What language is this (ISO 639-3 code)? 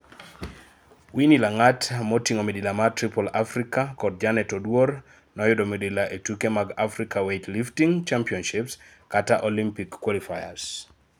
luo